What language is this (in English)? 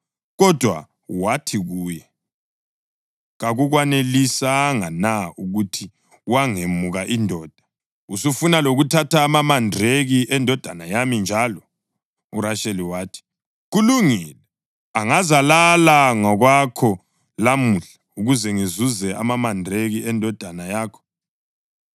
North Ndebele